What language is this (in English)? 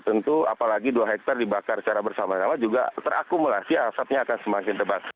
Indonesian